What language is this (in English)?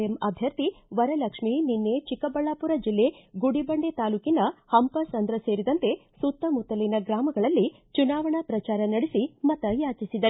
Kannada